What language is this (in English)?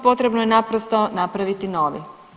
Croatian